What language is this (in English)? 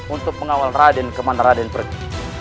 Indonesian